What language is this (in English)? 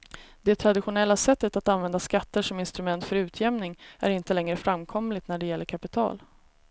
Swedish